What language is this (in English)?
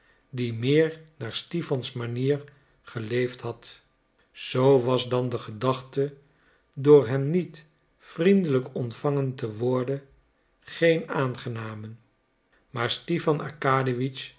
Dutch